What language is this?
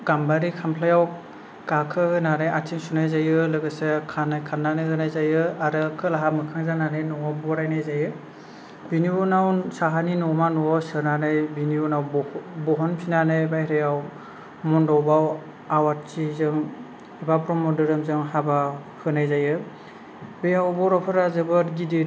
Bodo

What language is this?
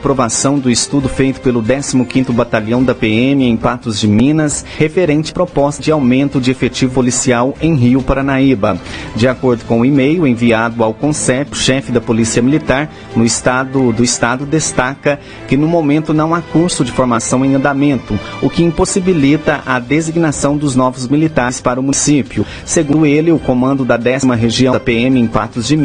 Portuguese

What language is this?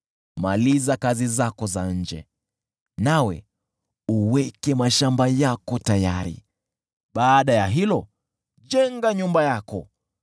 Swahili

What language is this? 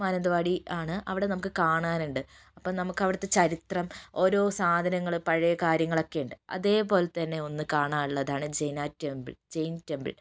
Malayalam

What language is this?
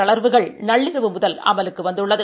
Tamil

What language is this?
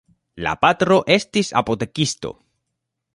Esperanto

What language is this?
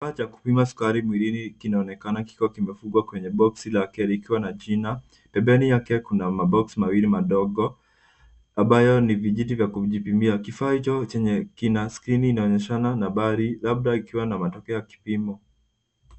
Swahili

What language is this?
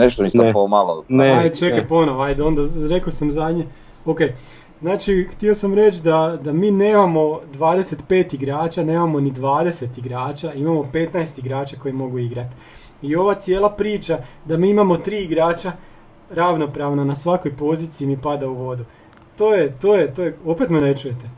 Croatian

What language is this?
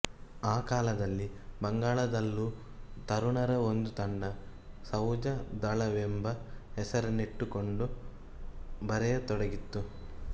Kannada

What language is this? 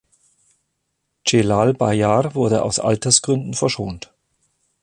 German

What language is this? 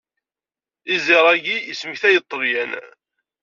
Kabyle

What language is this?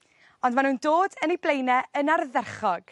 Welsh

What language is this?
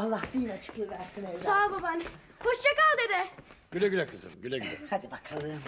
Turkish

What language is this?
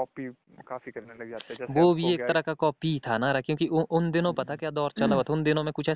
Hindi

